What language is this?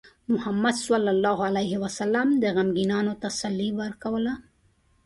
Pashto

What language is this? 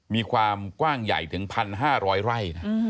Thai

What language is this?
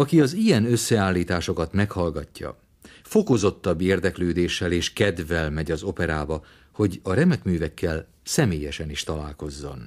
Hungarian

